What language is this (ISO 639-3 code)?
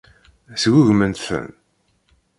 kab